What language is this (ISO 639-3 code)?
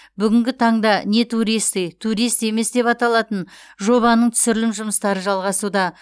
kaz